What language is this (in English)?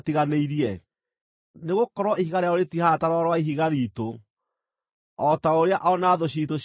Kikuyu